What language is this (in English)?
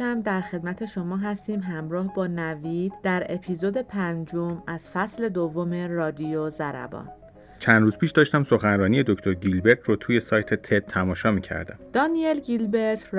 Persian